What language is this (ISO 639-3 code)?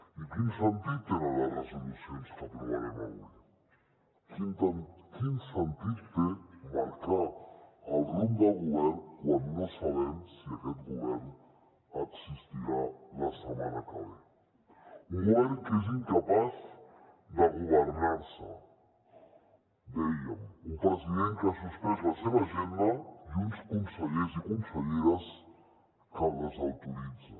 cat